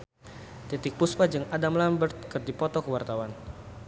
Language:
Sundanese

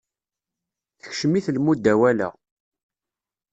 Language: Kabyle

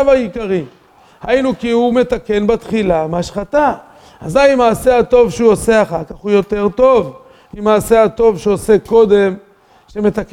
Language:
Hebrew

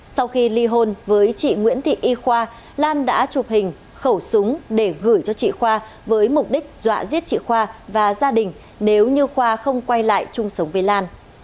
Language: Vietnamese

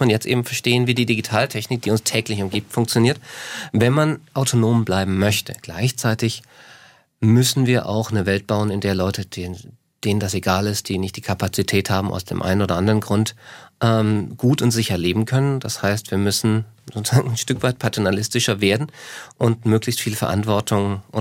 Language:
German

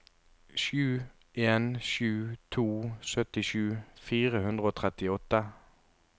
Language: Norwegian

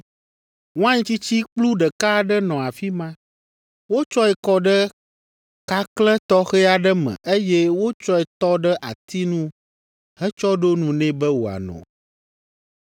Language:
Ewe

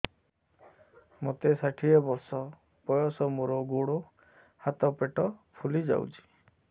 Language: Odia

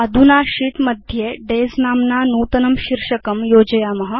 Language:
Sanskrit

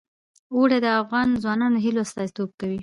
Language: Pashto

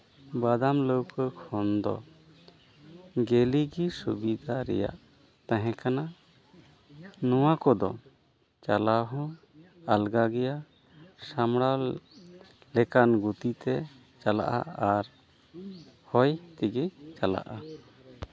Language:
Santali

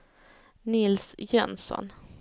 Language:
Swedish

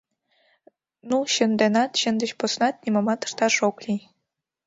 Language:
Mari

